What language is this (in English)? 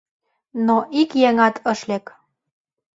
Mari